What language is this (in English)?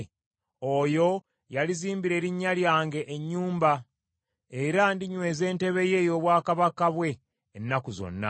Ganda